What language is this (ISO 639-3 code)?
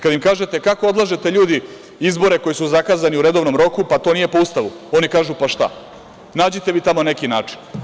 srp